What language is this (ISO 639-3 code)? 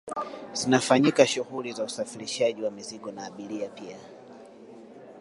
swa